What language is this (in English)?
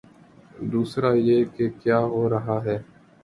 Urdu